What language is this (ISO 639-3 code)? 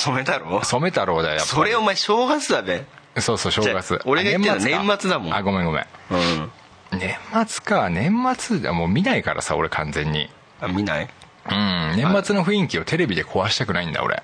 jpn